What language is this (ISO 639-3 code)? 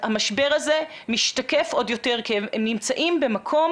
heb